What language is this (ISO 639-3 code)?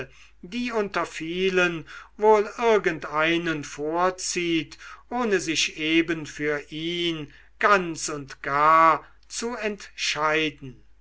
deu